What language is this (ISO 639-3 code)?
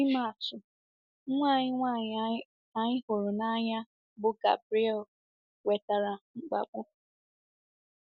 ibo